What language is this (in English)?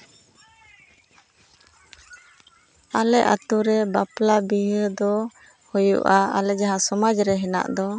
Santali